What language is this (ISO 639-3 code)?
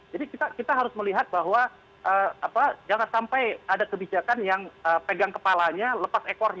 ind